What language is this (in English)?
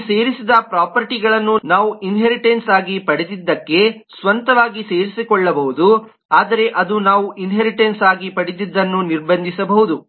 Kannada